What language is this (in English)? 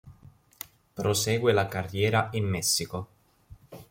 Italian